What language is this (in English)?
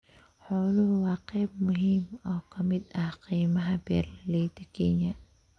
Somali